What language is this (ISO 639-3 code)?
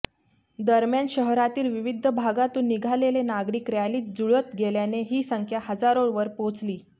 mar